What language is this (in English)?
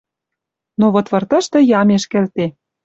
Western Mari